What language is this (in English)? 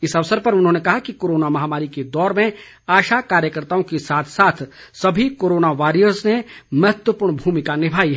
Hindi